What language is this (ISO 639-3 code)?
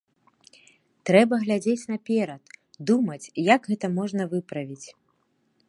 bel